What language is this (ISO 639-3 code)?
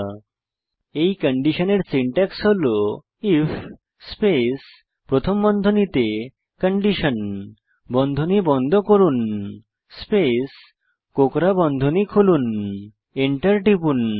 ben